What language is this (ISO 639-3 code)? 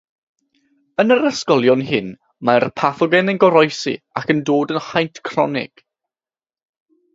cym